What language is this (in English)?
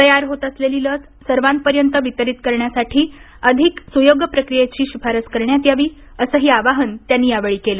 Marathi